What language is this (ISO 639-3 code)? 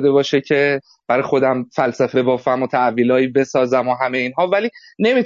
fas